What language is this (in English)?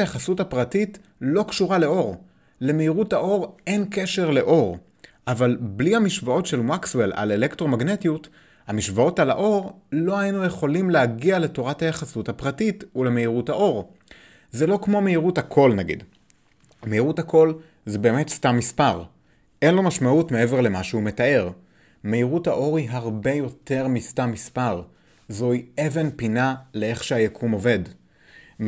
Hebrew